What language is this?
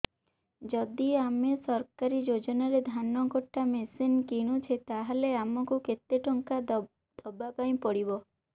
Odia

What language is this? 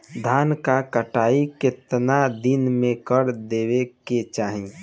Bhojpuri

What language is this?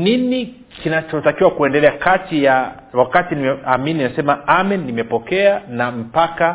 Swahili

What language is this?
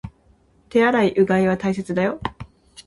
Japanese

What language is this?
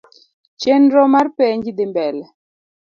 Luo (Kenya and Tanzania)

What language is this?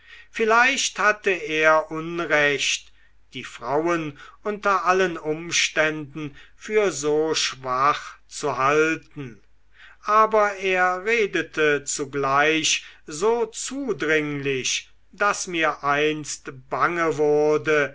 German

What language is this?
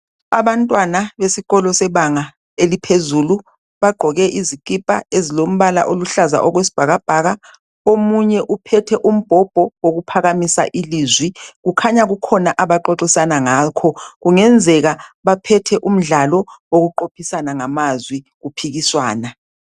North Ndebele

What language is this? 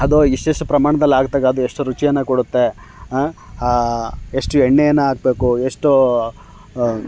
Kannada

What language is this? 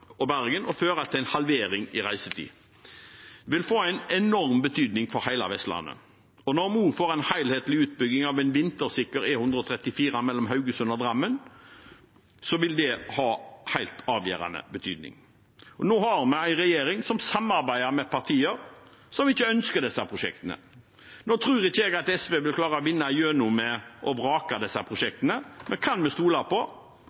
Norwegian Bokmål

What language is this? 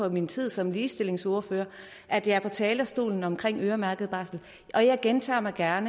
Danish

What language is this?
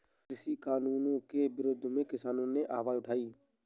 Hindi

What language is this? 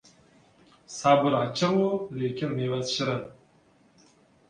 Uzbek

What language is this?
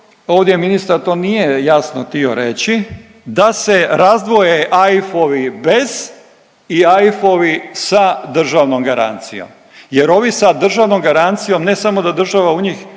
Croatian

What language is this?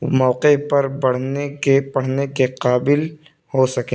Urdu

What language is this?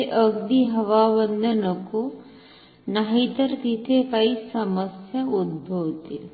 Marathi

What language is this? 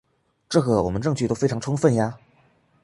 Chinese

